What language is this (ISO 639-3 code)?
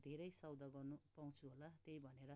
nep